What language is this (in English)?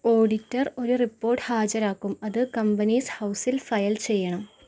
Malayalam